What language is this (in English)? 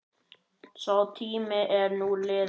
Icelandic